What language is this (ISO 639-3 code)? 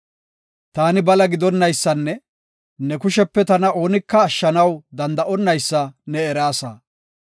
gof